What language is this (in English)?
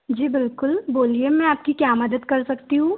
Hindi